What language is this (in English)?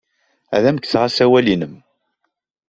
Kabyle